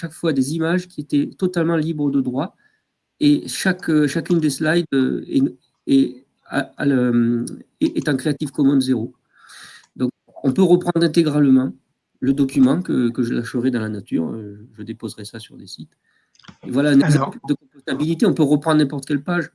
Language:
French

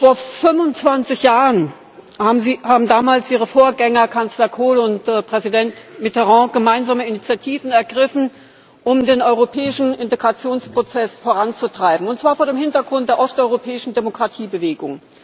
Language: German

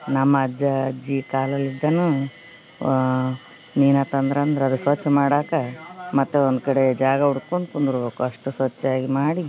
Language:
Kannada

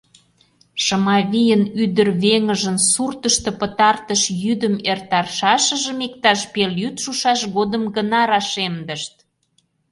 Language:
Mari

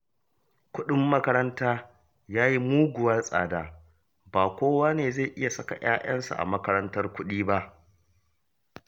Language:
Hausa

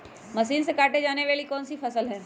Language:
Magahi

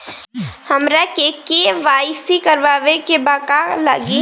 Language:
Bhojpuri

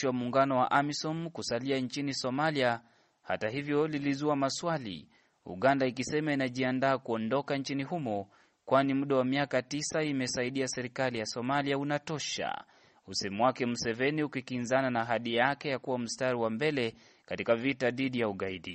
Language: Swahili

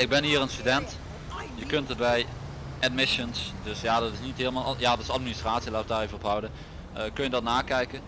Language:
Dutch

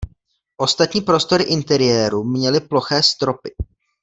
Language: Czech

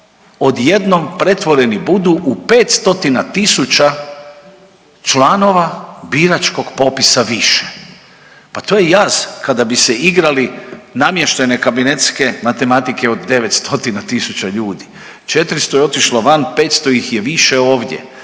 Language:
Croatian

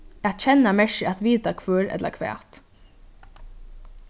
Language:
Faroese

